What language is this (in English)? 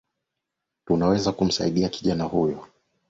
Swahili